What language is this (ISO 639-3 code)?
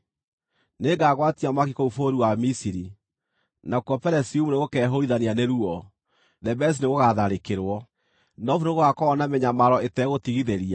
kik